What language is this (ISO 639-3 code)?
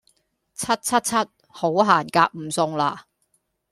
yue